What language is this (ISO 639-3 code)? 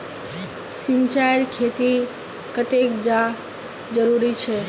mag